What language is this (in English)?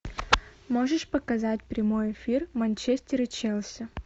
Russian